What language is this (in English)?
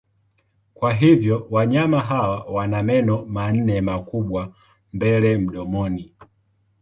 Swahili